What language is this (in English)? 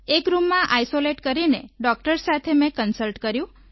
Gujarati